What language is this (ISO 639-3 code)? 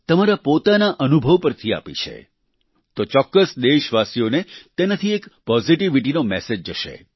guj